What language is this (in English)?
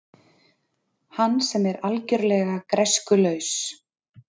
Icelandic